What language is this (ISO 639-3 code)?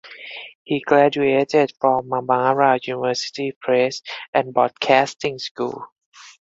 eng